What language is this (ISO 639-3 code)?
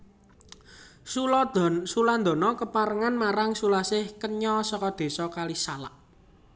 jav